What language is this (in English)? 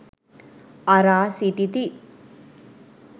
Sinhala